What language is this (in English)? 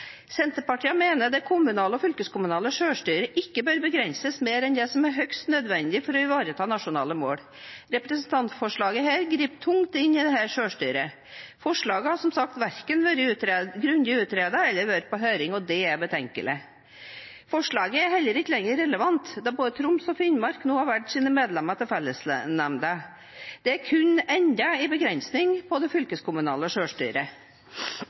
Norwegian Bokmål